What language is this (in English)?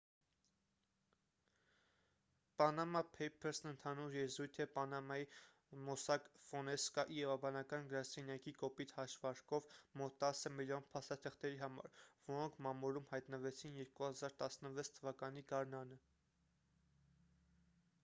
Armenian